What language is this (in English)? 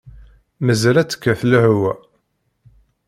Kabyle